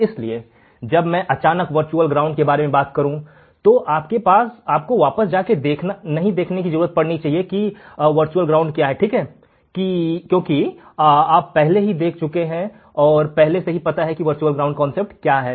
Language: Hindi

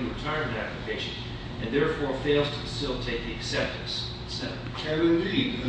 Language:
English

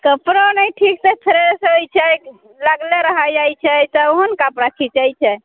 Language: Maithili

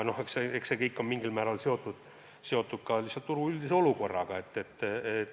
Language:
Estonian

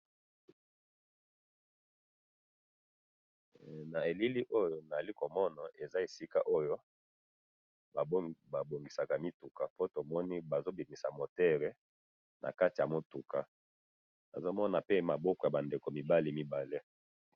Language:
Lingala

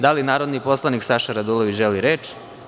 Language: Serbian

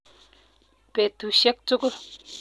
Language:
Kalenjin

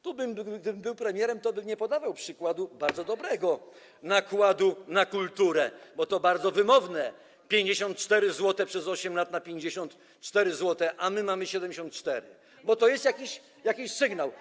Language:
Polish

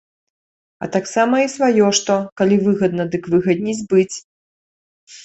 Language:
Belarusian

